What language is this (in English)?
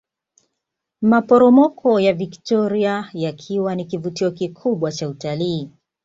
Swahili